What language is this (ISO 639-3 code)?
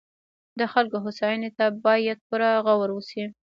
pus